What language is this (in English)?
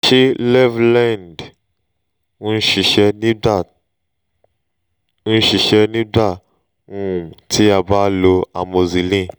Yoruba